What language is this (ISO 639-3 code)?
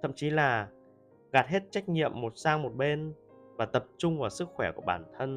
vie